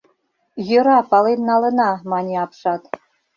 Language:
Mari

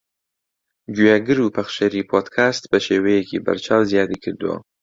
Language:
Central Kurdish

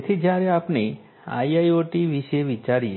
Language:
Gujarati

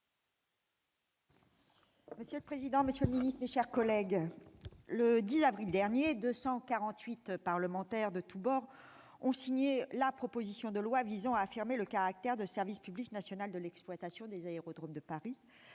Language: French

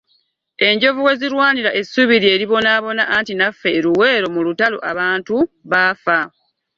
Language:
Ganda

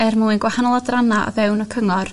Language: Welsh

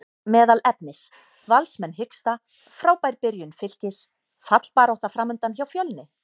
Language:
Icelandic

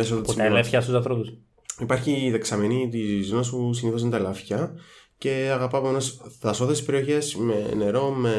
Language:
Greek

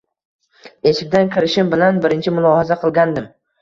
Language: Uzbek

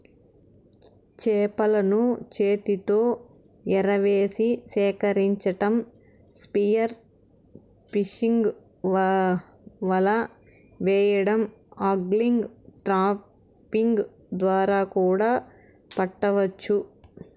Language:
Telugu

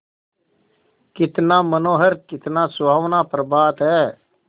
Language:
Hindi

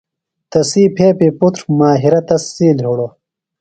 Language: Phalura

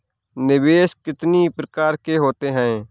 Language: Hindi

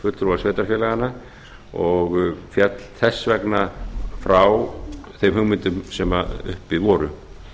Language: Icelandic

